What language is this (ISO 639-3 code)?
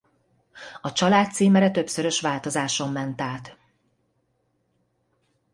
hun